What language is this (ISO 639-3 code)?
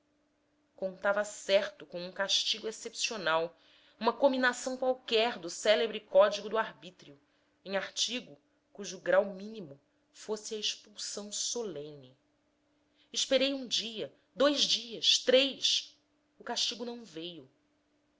por